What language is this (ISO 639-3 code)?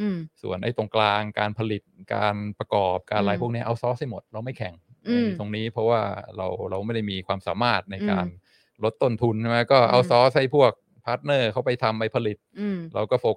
tha